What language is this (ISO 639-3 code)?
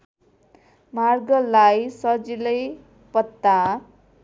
nep